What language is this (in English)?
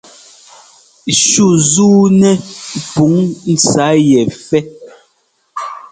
Ngomba